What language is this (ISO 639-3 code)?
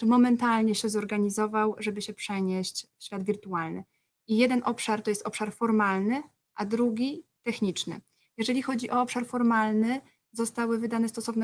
pol